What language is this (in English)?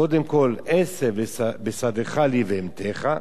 Hebrew